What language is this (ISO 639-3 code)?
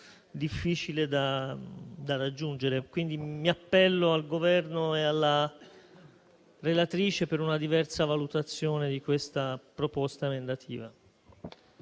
ita